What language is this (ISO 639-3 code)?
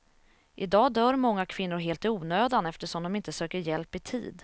swe